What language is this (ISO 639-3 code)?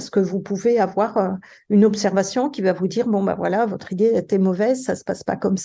fra